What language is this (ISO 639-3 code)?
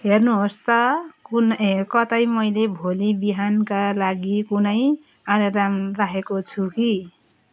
nep